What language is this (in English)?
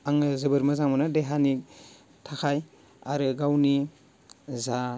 Bodo